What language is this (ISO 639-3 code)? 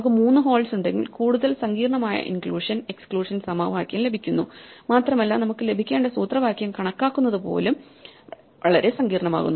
mal